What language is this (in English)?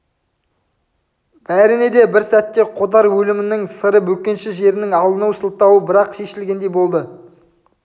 Kazakh